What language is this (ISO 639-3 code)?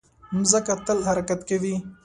pus